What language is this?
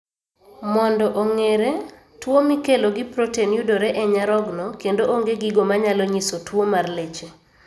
Luo (Kenya and Tanzania)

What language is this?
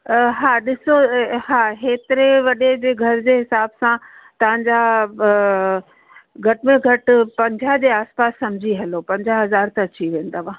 Sindhi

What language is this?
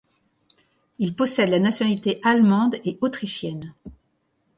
French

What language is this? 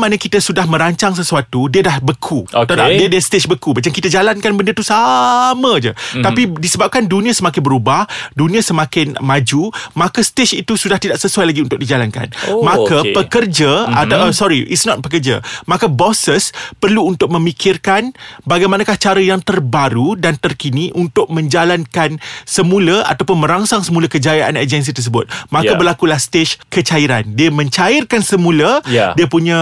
Malay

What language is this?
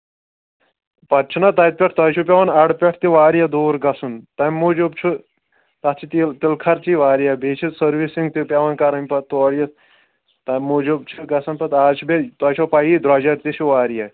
Kashmiri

